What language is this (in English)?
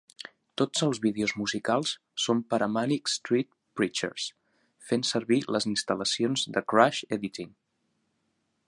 Catalan